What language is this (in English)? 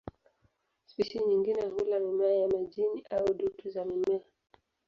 Swahili